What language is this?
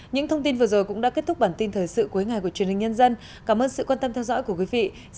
Vietnamese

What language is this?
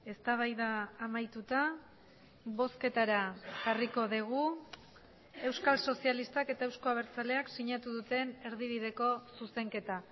Basque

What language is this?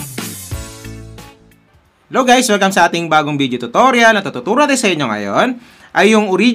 Filipino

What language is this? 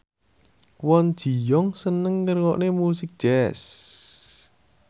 Javanese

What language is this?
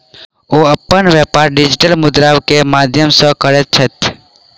Maithili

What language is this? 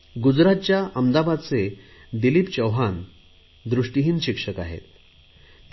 Marathi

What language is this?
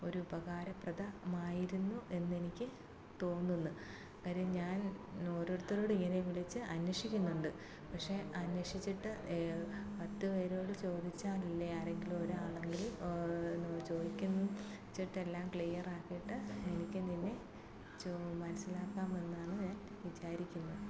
Malayalam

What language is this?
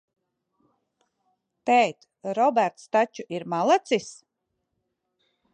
Latvian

